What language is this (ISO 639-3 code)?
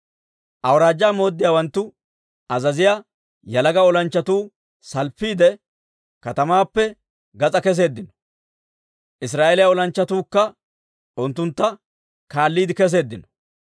dwr